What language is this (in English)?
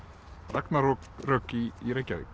Icelandic